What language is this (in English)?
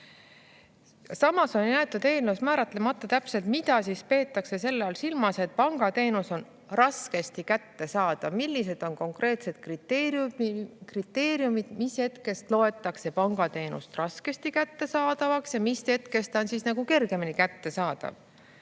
Estonian